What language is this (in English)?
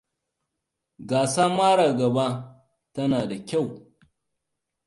Hausa